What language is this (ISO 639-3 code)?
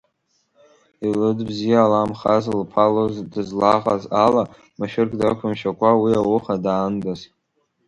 abk